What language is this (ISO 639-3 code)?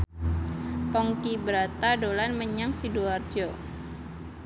jav